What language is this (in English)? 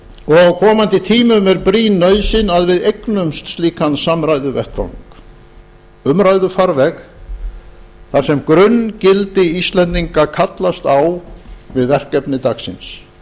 Icelandic